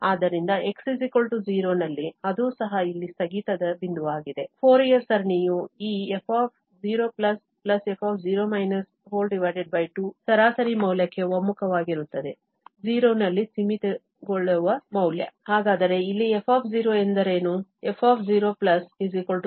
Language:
Kannada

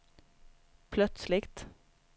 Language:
Swedish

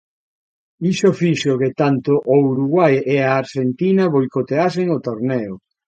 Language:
Galician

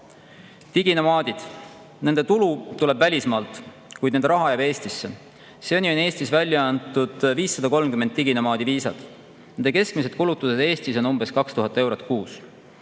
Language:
Estonian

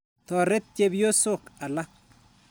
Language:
Kalenjin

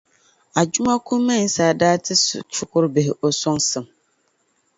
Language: Dagbani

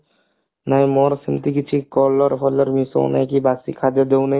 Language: Odia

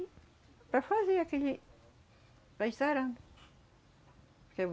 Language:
Portuguese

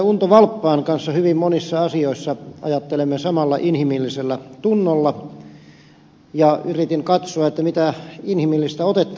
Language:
Finnish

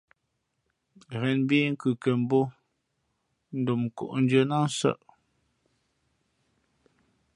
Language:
Fe'fe'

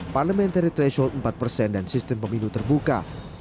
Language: Indonesian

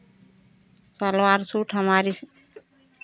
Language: Hindi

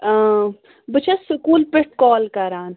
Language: Kashmiri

